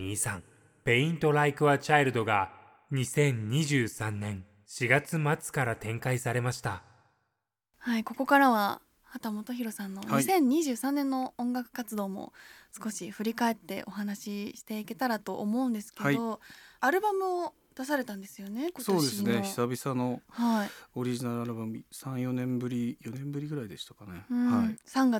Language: Japanese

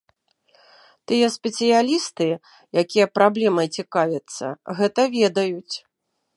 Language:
Belarusian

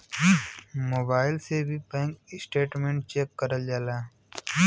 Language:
Bhojpuri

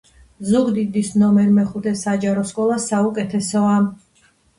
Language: Georgian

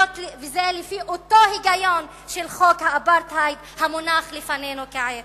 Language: Hebrew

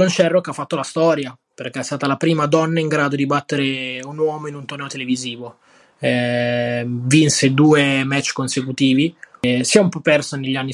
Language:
Italian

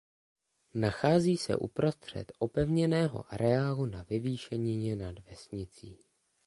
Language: Czech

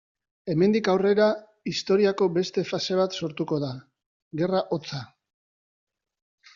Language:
Basque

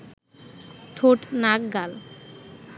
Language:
Bangla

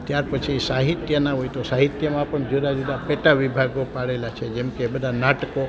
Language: Gujarati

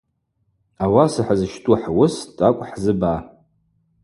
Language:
Abaza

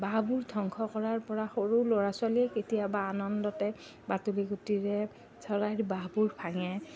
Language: Assamese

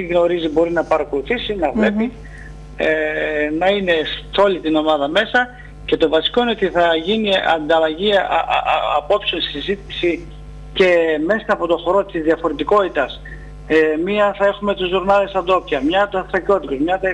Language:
Greek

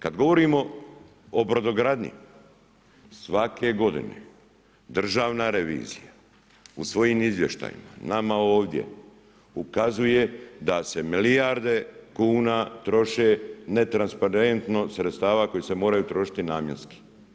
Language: Croatian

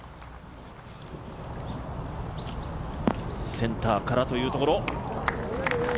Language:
Japanese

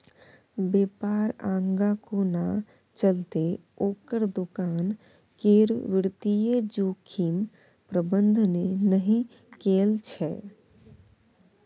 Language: Maithili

